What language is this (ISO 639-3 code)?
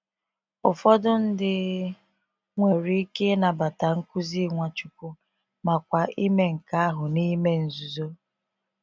ibo